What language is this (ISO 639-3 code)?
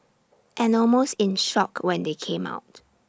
eng